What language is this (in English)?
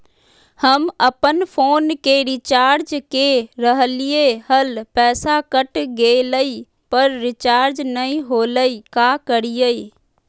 Magahi